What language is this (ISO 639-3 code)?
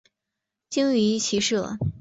zho